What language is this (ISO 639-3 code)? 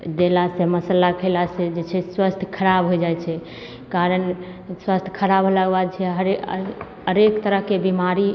mai